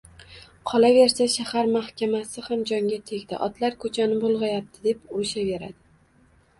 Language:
Uzbek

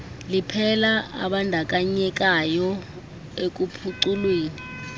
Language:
Xhosa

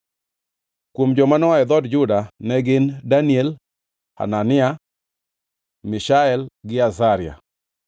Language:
Luo (Kenya and Tanzania)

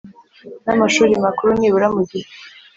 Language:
Kinyarwanda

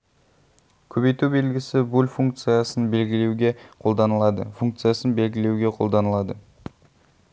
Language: Kazakh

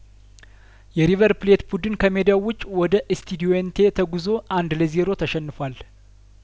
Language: Amharic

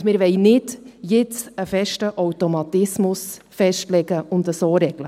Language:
Swiss German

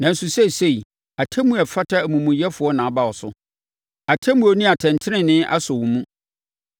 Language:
Akan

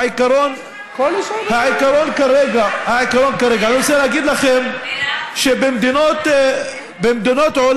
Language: Hebrew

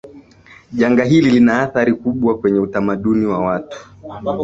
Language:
Swahili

